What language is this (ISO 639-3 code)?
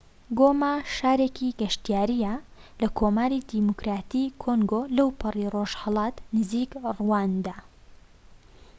ckb